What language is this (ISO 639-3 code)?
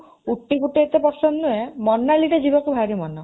ori